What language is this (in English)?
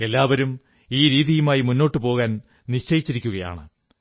Malayalam